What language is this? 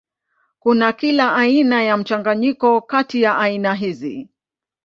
Swahili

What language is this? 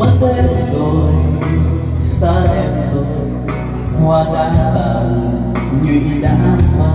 Vietnamese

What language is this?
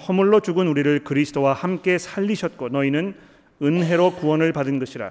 Korean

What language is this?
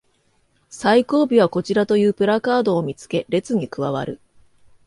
Japanese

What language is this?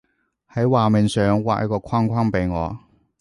Cantonese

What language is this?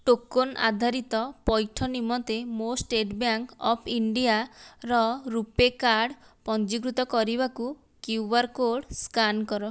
Odia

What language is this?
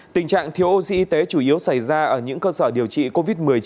Vietnamese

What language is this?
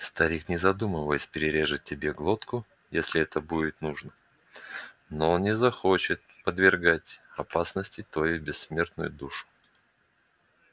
Russian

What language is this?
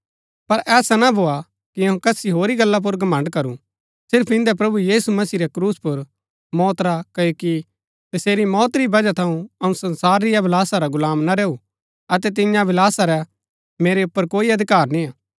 Gaddi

